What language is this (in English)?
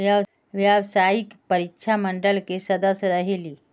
Magahi